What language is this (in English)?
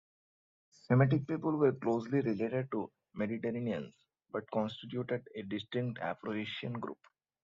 English